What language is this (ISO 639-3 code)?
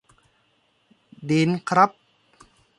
tha